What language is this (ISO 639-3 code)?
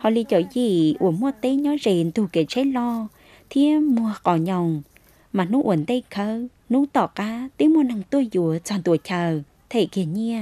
vie